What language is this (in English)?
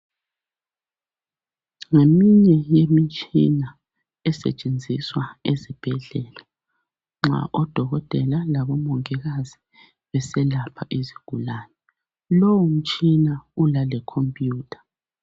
North Ndebele